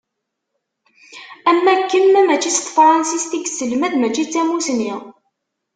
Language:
Kabyle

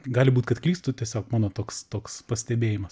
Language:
Lithuanian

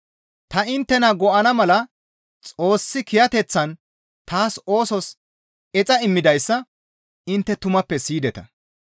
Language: Gamo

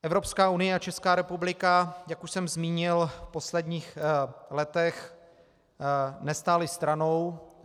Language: Czech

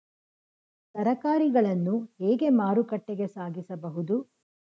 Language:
Kannada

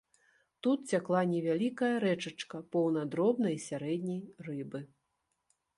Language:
Belarusian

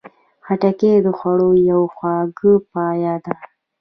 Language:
Pashto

